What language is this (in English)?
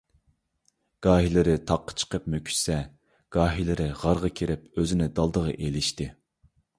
Uyghur